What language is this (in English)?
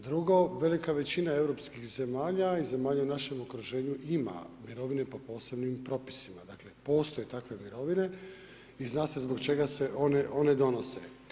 Croatian